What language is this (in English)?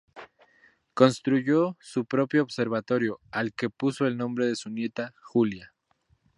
Spanish